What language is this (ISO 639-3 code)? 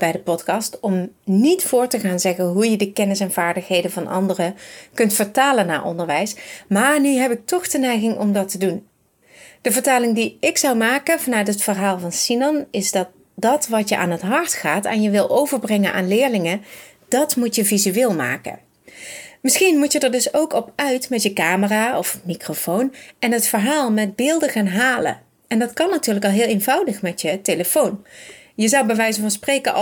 nld